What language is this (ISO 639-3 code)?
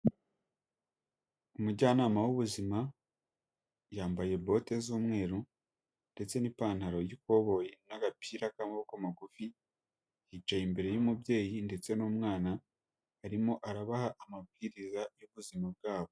kin